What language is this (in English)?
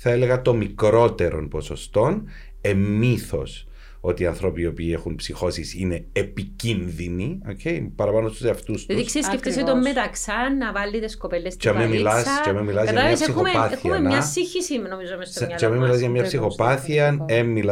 Greek